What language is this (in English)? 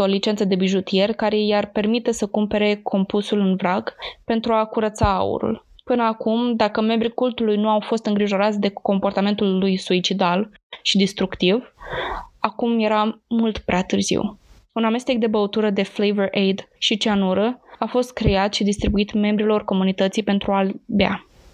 Romanian